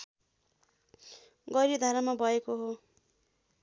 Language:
Nepali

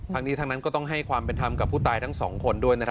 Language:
Thai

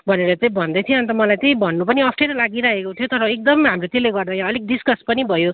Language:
Nepali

